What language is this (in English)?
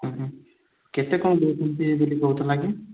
Odia